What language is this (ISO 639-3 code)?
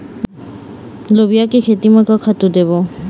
hne